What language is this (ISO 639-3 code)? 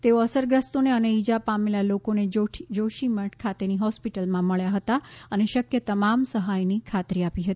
guj